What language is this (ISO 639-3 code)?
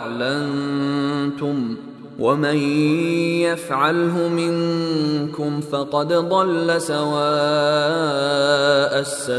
swa